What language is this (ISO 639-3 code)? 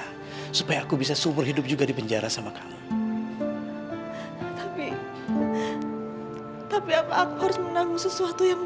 ind